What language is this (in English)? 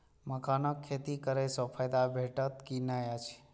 Maithili